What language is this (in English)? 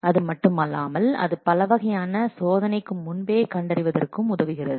Tamil